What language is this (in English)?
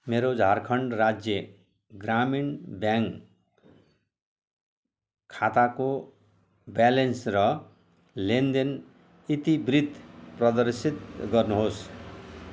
Nepali